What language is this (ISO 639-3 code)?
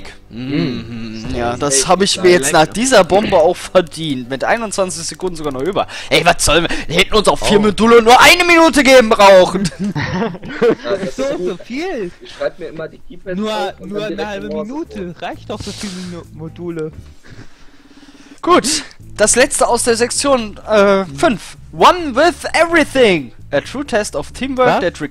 deu